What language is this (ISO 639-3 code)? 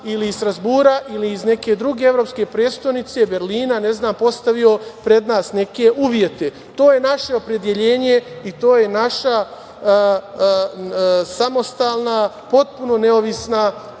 srp